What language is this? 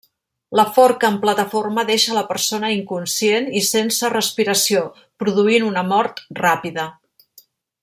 Catalan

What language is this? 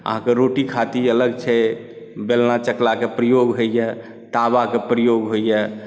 Maithili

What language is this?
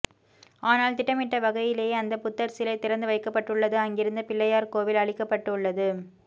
Tamil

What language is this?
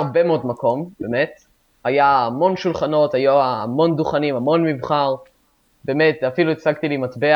Hebrew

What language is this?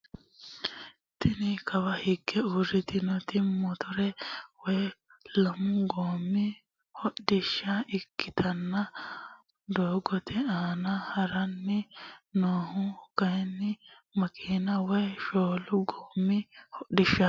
Sidamo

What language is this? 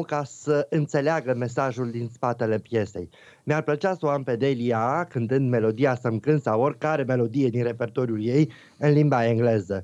Romanian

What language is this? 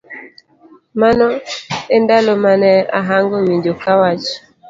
Luo (Kenya and Tanzania)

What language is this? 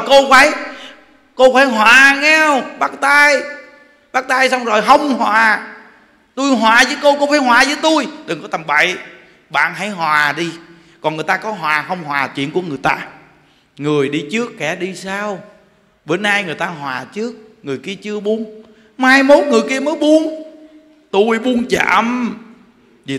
Vietnamese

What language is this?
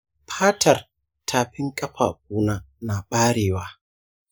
Hausa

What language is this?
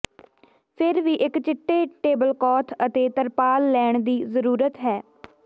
Punjabi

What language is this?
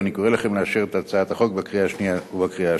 Hebrew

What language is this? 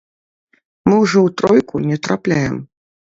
Belarusian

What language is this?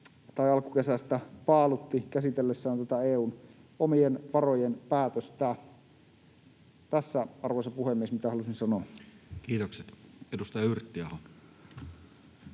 Finnish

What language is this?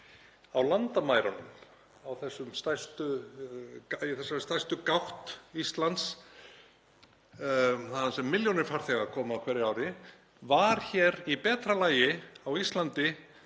Icelandic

